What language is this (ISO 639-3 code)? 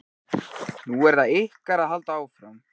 isl